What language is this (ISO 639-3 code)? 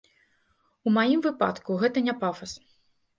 bel